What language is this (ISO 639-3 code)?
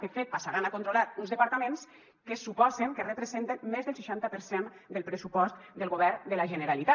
cat